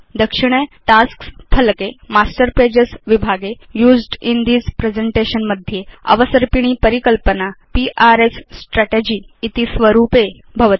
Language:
Sanskrit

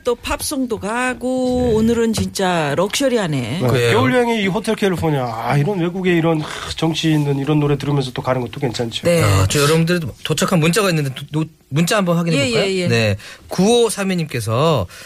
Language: Korean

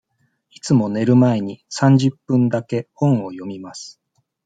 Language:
Japanese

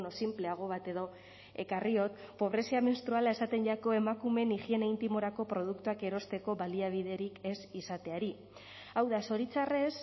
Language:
Basque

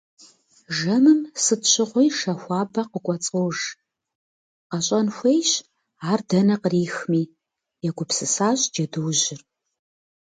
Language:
Kabardian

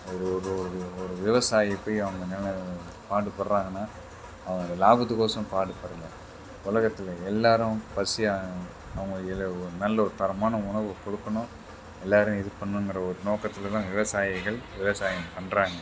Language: Tamil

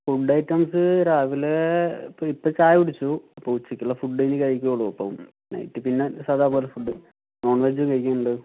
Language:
Malayalam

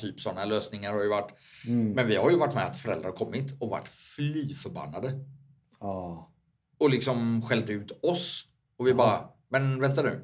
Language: Swedish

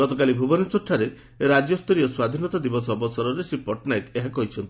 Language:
Odia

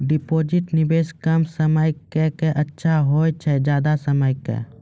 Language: Maithili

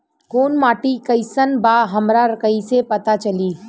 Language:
Bhojpuri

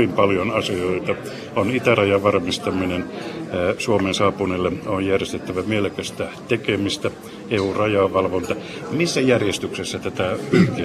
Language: Finnish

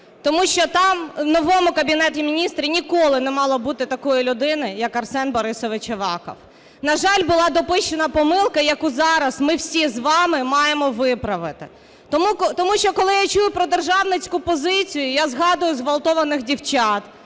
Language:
Ukrainian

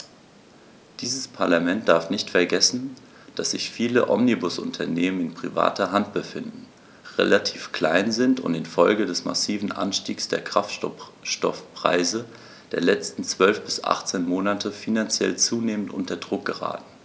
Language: German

